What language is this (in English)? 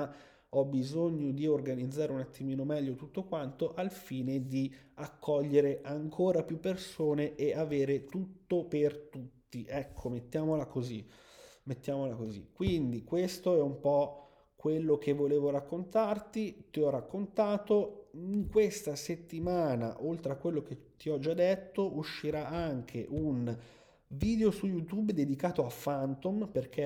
Italian